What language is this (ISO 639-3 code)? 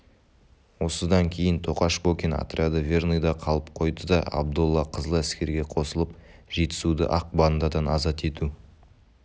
kaz